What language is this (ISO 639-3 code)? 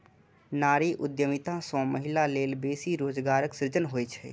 mai